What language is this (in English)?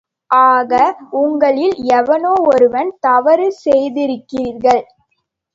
Tamil